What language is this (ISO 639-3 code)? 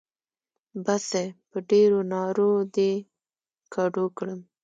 pus